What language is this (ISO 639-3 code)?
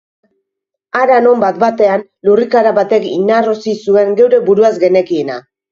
eus